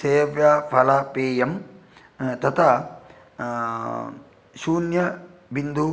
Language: Sanskrit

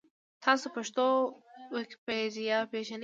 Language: Pashto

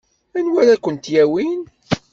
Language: Kabyle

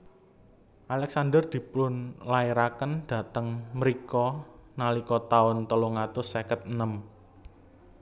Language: Javanese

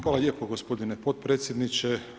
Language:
Croatian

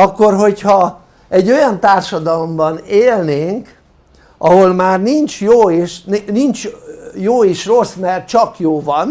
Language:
Hungarian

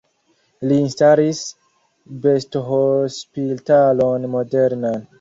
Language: Esperanto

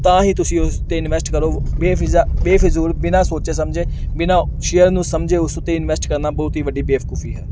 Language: Punjabi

